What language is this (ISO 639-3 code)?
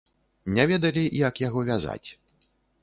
bel